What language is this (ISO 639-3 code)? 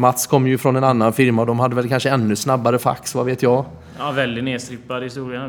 swe